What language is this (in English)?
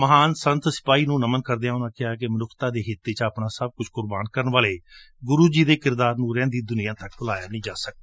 Punjabi